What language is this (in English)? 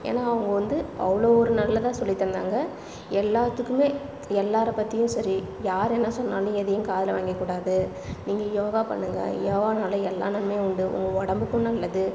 Tamil